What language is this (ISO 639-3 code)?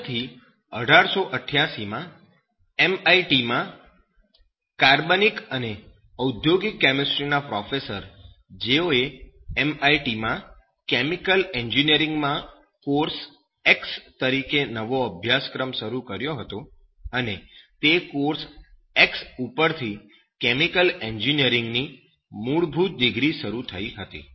guj